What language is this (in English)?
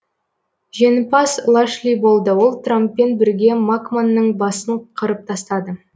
Kazakh